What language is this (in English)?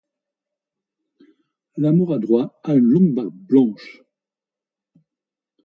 French